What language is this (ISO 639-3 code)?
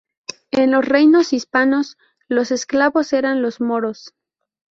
spa